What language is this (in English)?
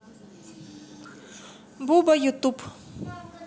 Russian